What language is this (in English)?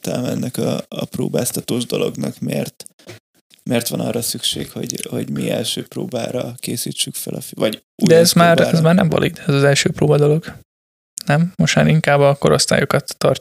Hungarian